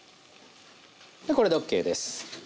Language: Japanese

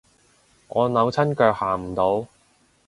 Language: Cantonese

